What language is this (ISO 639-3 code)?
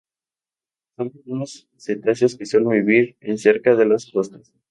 spa